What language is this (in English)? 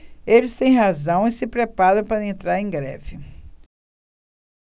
Portuguese